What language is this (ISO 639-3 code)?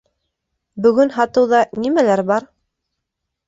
bak